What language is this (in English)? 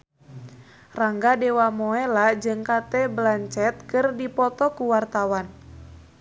Sundanese